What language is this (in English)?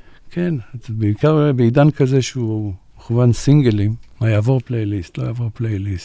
Hebrew